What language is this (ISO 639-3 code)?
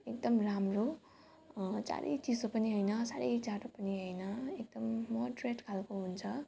nep